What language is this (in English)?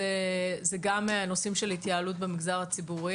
Hebrew